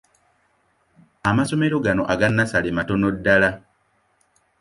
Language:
Ganda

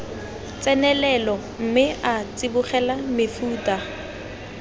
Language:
Tswana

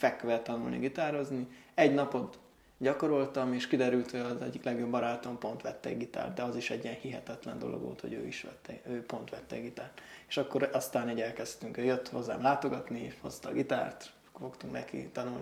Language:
Hungarian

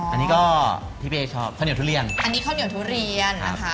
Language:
Thai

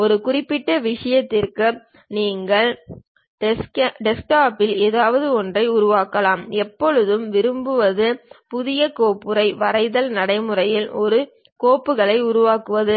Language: Tamil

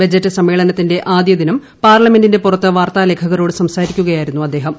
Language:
Malayalam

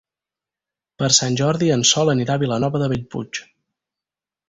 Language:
Catalan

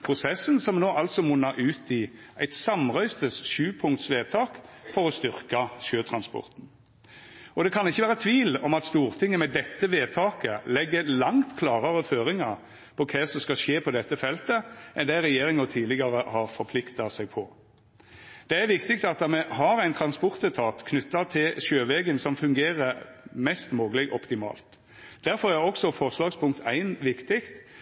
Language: Norwegian Nynorsk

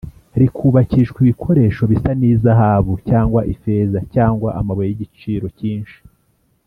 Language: Kinyarwanda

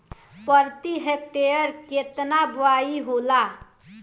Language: Bhojpuri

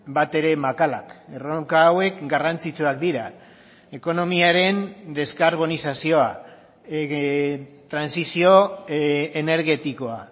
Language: Basque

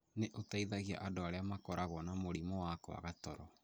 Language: Kikuyu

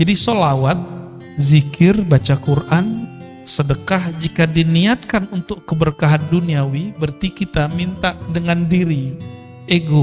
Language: Indonesian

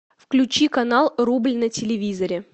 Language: Russian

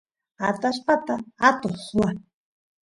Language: Santiago del Estero Quichua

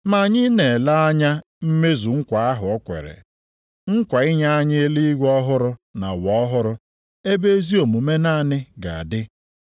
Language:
Igbo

